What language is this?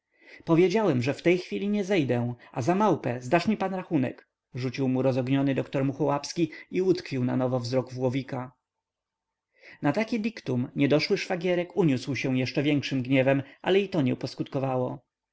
Polish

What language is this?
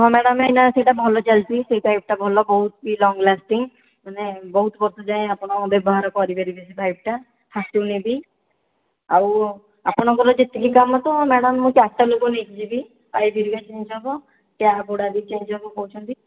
Odia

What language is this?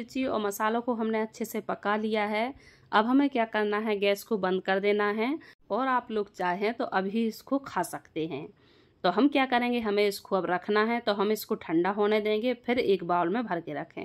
Hindi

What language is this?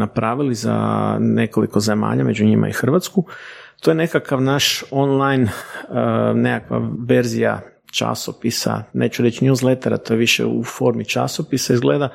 Croatian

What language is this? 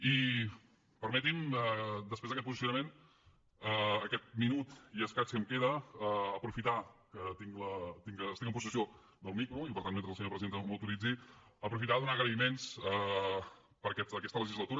Catalan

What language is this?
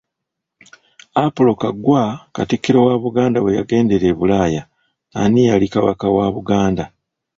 Ganda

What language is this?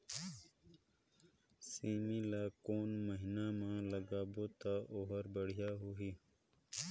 Chhattisgarhi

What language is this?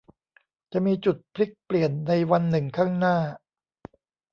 Thai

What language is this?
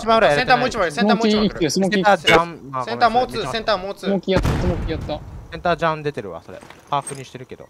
Japanese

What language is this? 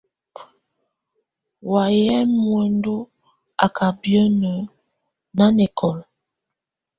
Tunen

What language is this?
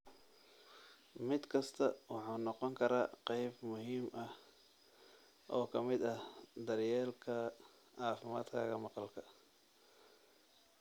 Somali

